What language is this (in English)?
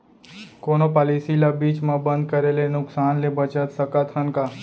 Chhattisgarhi